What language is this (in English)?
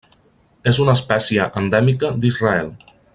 Catalan